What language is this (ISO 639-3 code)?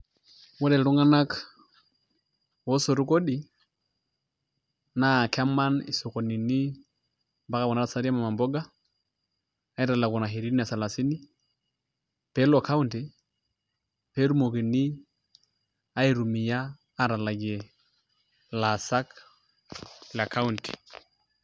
mas